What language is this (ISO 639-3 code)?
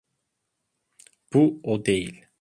tur